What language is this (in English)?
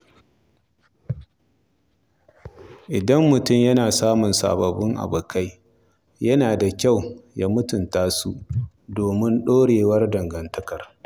Hausa